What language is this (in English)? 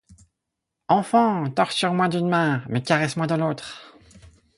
French